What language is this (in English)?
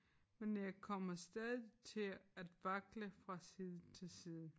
Danish